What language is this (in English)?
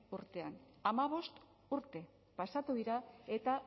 Basque